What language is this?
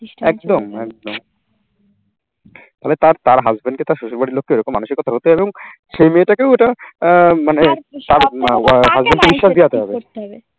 Bangla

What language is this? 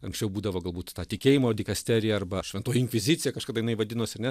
Lithuanian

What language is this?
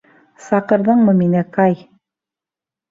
Bashkir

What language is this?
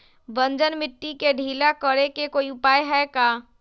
Magahi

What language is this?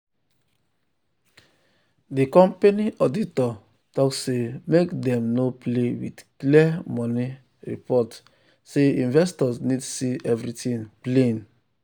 Nigerian Pidgin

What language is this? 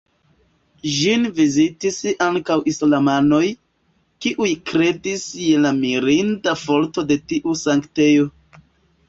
Esperanto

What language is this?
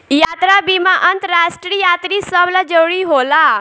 Bhojpuri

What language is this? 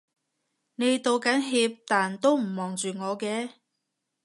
Cantonese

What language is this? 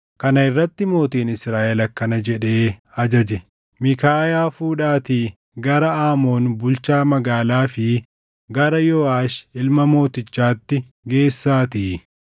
Oromo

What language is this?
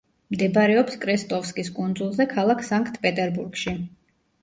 Georgian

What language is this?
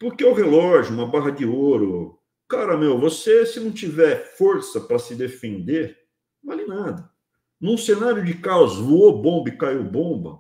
Portuguese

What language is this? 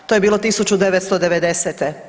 Croatian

